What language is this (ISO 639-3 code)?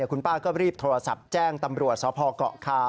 tha